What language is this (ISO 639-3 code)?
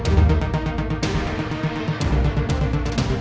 ind